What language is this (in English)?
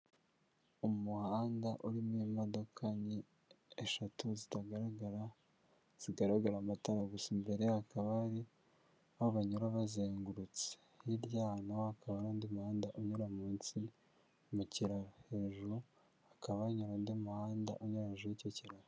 Kinyarwanda